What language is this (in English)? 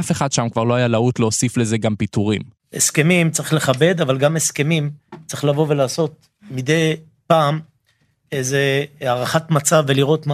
Hebrew